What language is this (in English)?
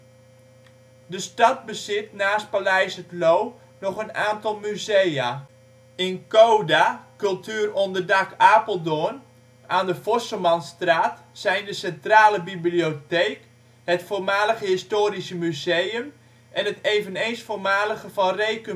Dutch